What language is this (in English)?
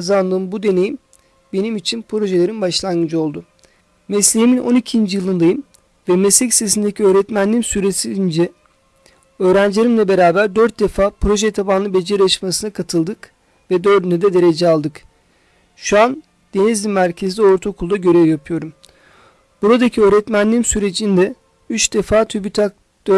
Turkish